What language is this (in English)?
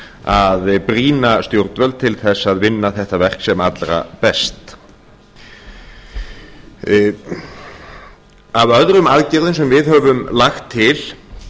Icelandic